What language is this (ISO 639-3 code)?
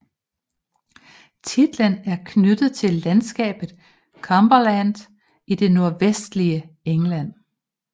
dan